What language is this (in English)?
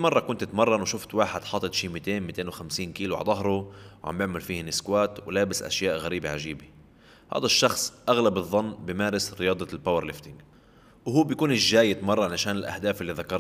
Arabic